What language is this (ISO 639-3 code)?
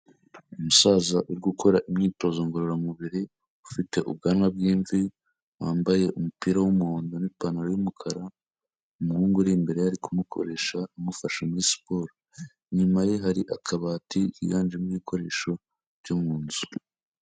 kin